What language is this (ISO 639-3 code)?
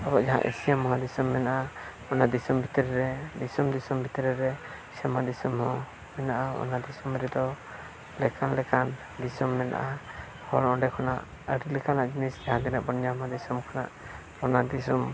sat